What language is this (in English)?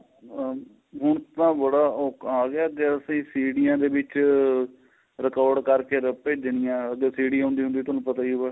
Punjabi